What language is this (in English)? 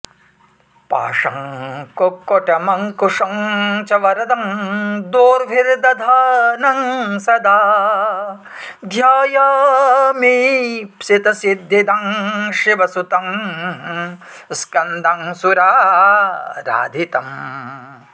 Sanskrit